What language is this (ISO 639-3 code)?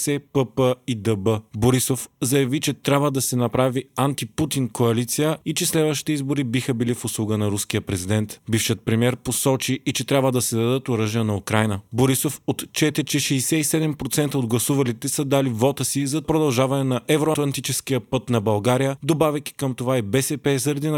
bul